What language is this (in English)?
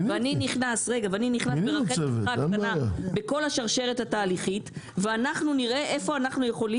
Hebrew